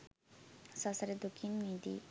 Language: Sinhala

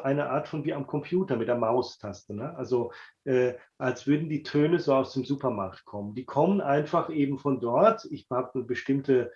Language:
German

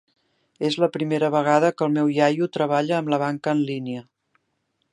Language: Catalan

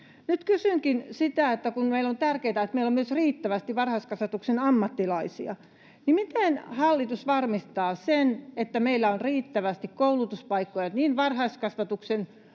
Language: Finnish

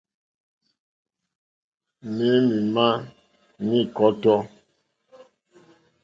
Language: Mokpwe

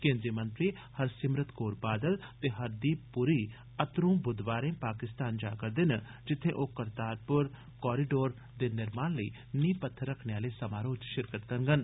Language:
Dogri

